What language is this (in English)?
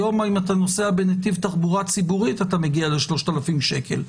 Hebrew